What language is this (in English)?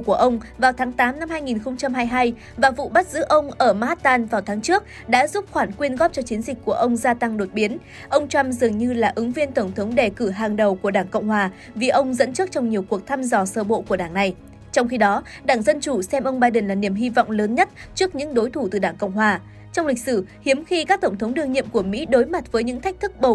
Vietnamese